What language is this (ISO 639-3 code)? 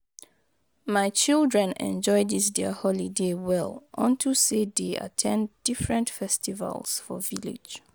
pcm